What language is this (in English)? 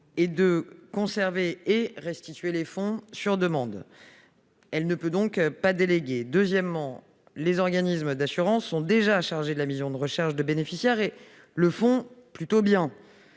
French